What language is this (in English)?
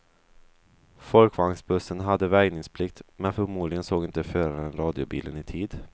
Swedish